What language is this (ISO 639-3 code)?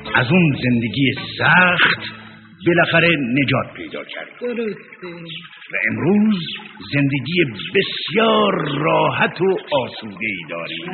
fas